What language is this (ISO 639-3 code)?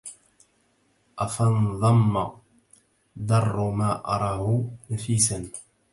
ara